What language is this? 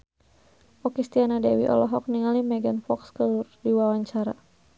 Sundanese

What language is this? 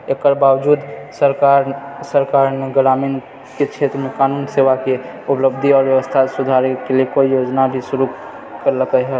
Maithili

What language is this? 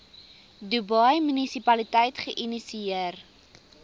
Afrikaans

